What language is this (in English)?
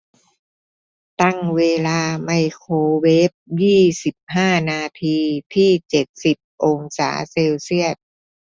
Thai